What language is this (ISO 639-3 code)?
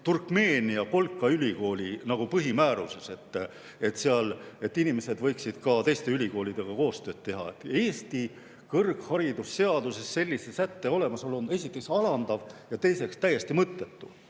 est